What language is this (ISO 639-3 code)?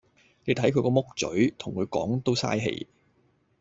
yue